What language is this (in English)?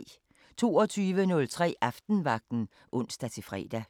Danish